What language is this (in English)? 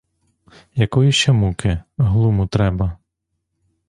Ukrainian